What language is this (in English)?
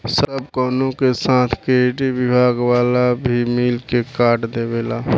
Bhojpuri